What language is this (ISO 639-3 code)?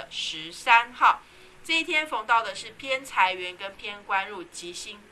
zho